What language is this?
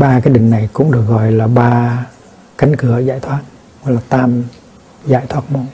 Vietnamese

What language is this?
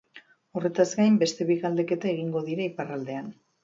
Basque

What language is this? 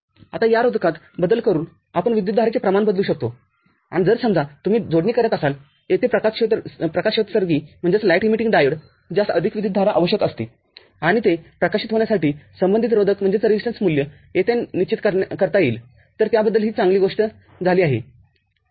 Marathi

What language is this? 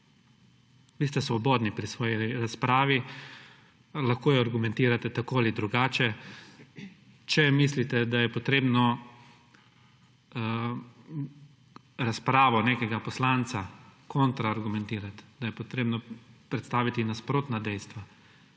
Slovenian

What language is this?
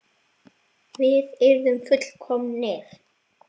Icelandic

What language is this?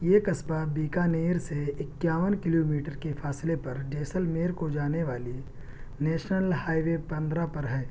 Urdu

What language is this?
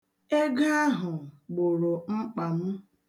Igbo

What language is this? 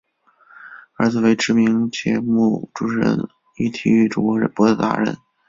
Chinese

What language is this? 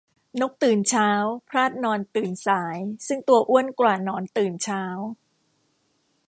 Thai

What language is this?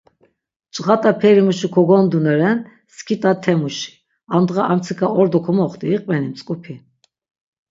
Laz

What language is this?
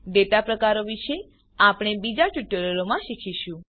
Gujarati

